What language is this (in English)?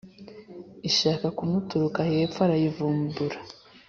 Kinyarwanda